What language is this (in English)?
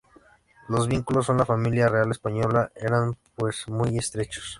Spanish